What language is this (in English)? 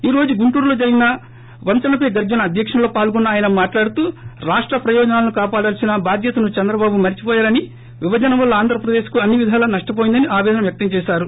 Telugu